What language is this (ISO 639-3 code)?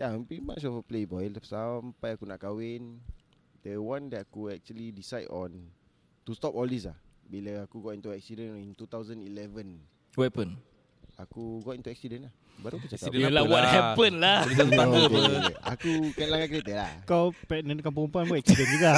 msa